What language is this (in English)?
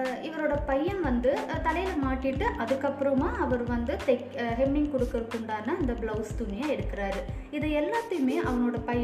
Tamil